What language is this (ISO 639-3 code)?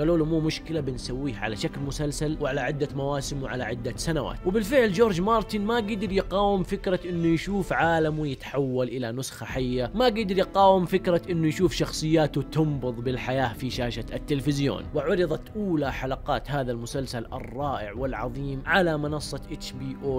ara